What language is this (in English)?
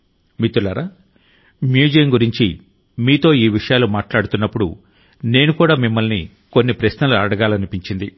Telugu